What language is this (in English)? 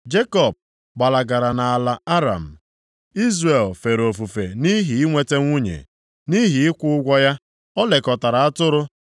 Igbo